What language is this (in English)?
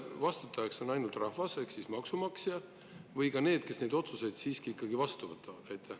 Estonian